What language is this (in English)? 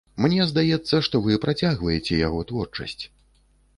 Belarusian